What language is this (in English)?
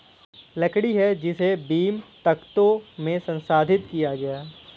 Hindi